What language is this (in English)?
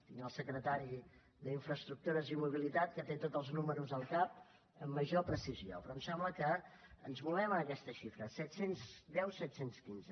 Catalan